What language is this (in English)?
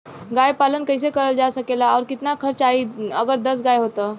Bhojpuri